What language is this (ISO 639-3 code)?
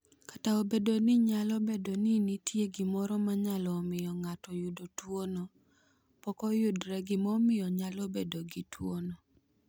luo